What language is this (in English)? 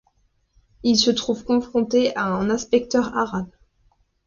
French